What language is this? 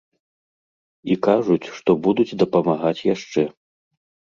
Belarusian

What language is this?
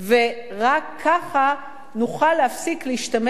Hebrew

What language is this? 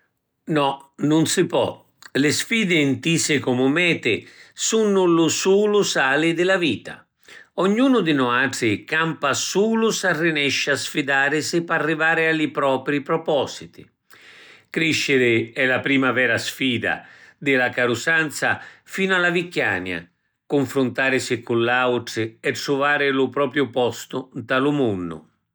Sicilian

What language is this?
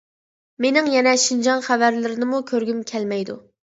Uyghur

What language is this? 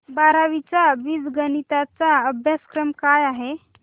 Marathi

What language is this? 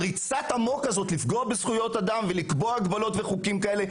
Hebrew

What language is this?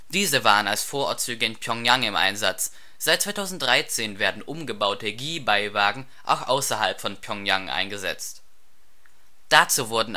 German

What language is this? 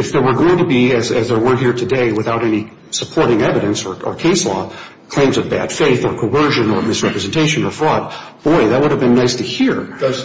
English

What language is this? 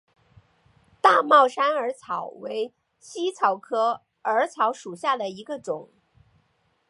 Chinese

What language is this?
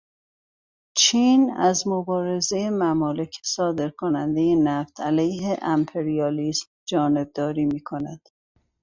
Persian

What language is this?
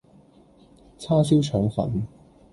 Cantonese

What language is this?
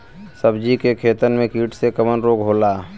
Bhojpuri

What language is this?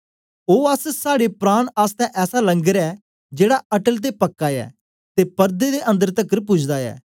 Dogri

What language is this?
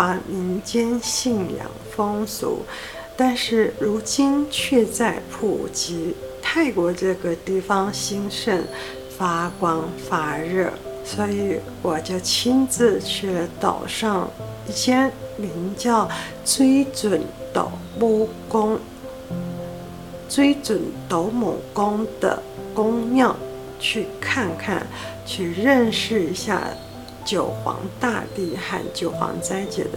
Chinese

